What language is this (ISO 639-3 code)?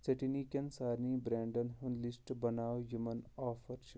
kas